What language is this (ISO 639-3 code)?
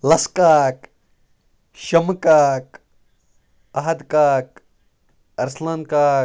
kas